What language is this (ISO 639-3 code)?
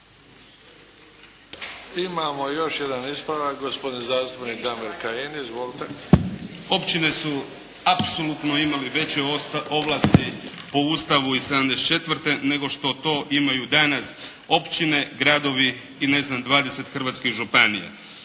hrv